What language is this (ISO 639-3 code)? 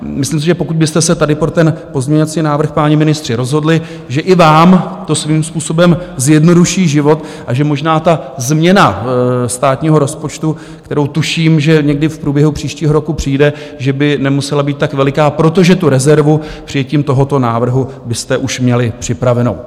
ces